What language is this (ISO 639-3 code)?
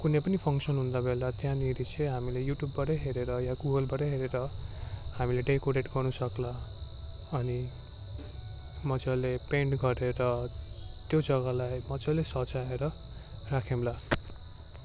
nep